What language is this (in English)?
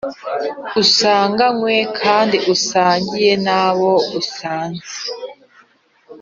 Kinyarwanda